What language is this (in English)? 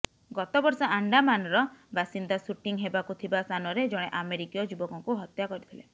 Odia